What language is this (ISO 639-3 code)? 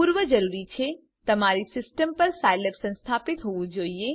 guj